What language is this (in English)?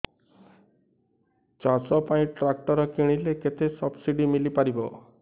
Odia